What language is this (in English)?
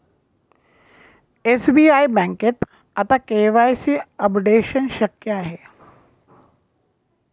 Marathi